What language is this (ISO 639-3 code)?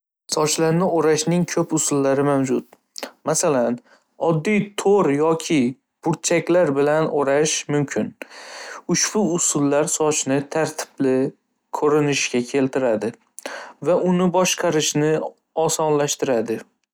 uzb